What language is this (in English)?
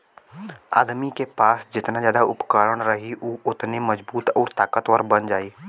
Bhojpuri